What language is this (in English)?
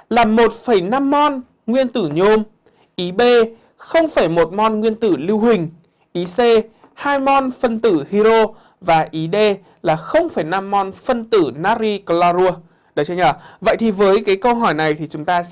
Vietnamese